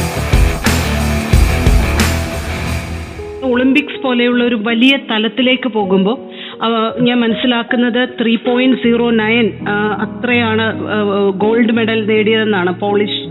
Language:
Malayalam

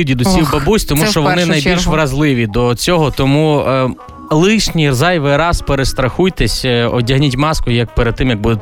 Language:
Ukrainian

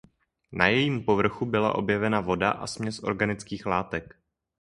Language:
Czech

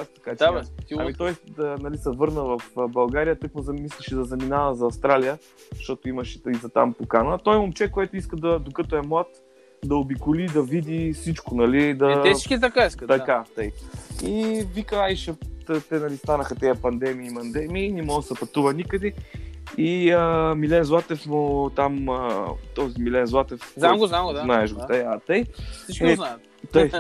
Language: Bulgarian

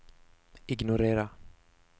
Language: Swedish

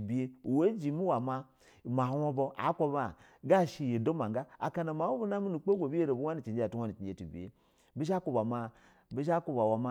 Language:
Basa (Nigeria)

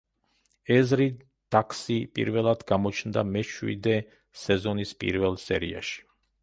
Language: Georgian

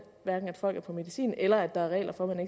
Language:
Danish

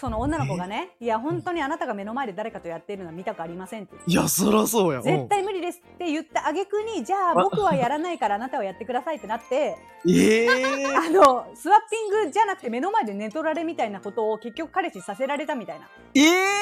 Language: Japanese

